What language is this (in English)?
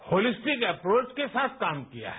Hindi